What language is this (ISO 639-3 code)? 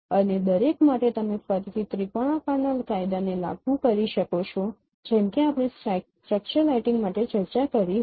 guj